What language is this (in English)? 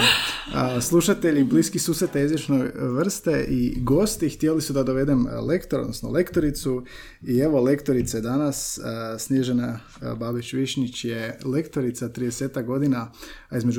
Croatian